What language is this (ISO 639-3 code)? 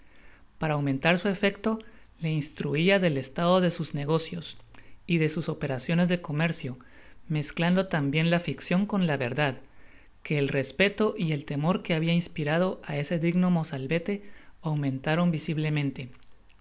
spa